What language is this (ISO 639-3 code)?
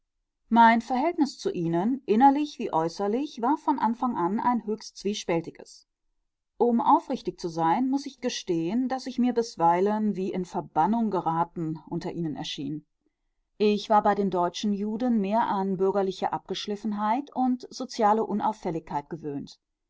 deu